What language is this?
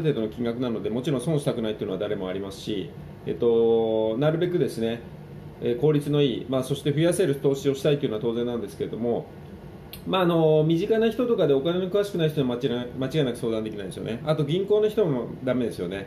Japanese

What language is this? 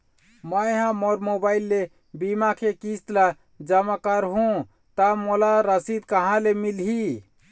Chhattisgarhi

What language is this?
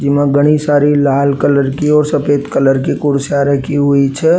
Rajasthani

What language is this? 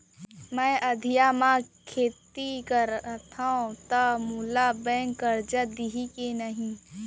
Chhattisgarhi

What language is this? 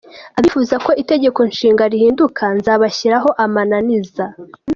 Kinyarwanda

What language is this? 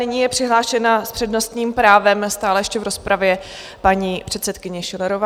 Czech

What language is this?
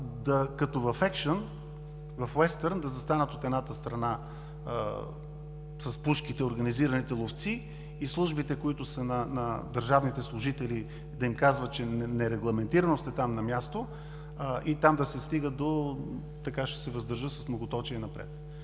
Bulgarian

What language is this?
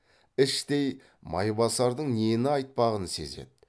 Kazakh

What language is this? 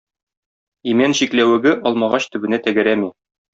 Tatar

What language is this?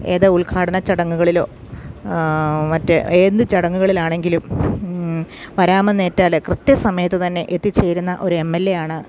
Malayalam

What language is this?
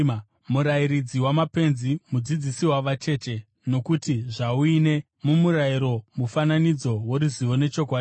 Shona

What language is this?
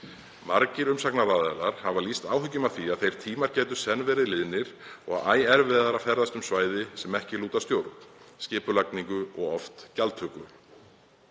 Icelandic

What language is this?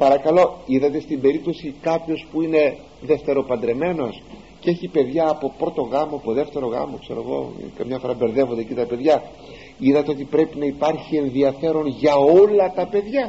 Greek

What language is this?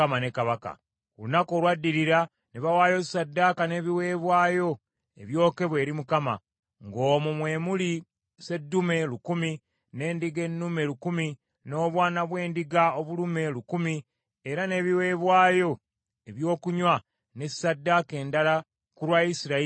Ganda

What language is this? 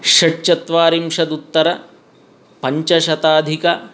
Sanskrit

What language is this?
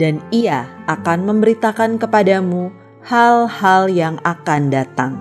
Indonesian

